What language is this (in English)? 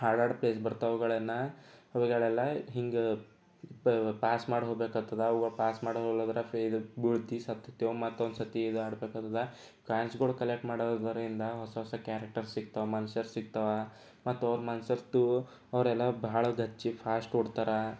Kannada